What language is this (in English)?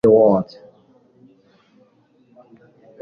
Kinyarwanda